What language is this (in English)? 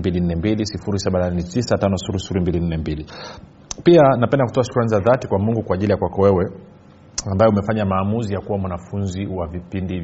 Swahili